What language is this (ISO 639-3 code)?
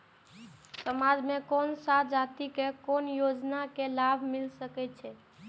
mai